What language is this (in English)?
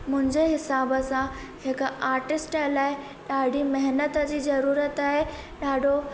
Sindhi